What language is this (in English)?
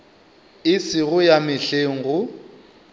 Northern Sotho